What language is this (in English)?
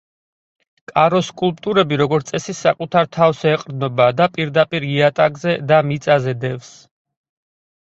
Georgian